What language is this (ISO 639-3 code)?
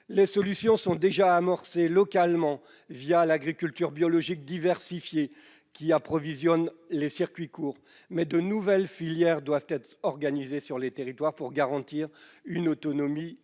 fra